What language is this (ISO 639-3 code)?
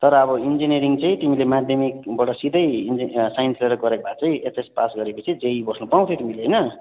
nep